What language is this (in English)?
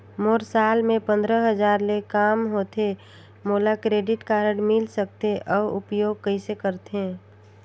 Chhattisgarhi